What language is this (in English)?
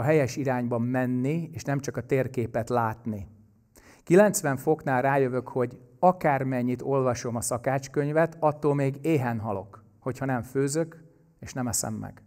Hungarian